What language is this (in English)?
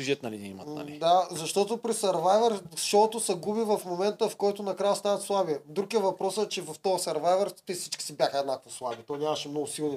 Bulgarian